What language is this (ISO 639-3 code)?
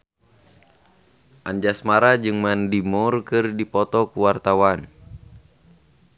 sun